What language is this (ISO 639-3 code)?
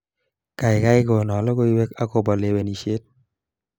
kln